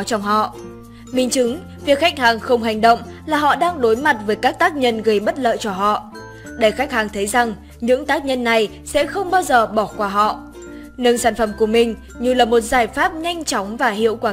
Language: Vietnamese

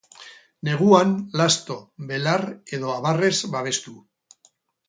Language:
Basque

